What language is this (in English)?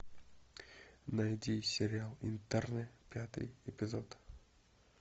Russian